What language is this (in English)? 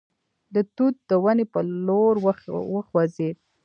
Pashto